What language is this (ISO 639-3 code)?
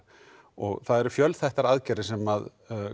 isl